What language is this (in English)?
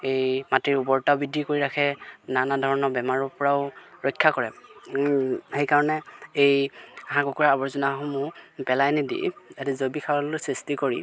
Assamese